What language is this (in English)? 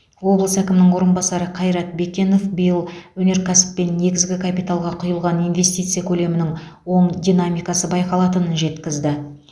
Kazakh